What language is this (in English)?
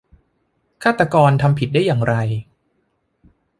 Thai